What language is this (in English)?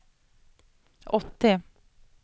Swedish